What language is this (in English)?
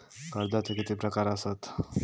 Marathi